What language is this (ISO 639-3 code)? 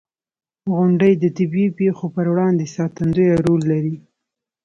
pus